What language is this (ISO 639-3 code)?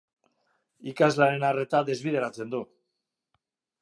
eus